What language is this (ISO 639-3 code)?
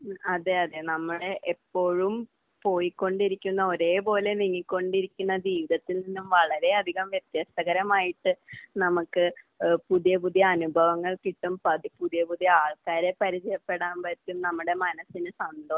mal